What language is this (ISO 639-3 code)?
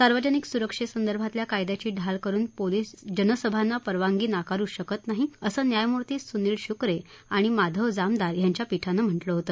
mar